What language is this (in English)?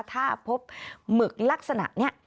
Thai